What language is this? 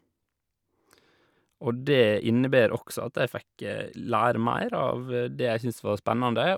Norwegian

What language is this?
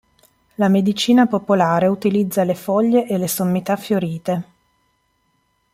Italian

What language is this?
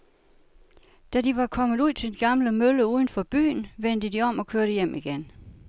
Danish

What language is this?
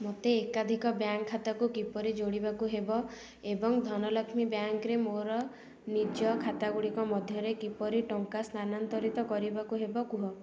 Odia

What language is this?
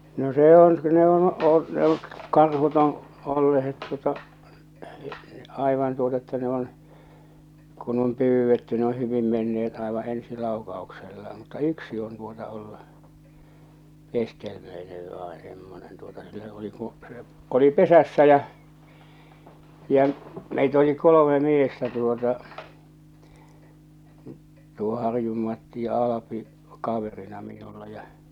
Finnish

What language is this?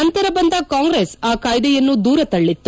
Kannada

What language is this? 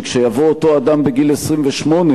Hebrew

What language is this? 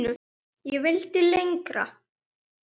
Icelandic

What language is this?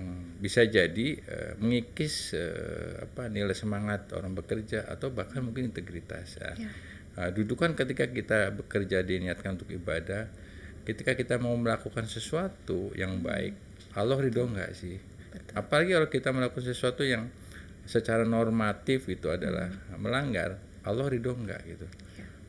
Indonesian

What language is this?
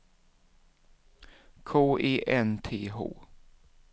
Swedish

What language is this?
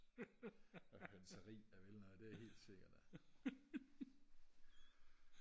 Danish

